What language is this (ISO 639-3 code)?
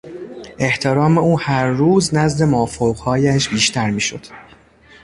fas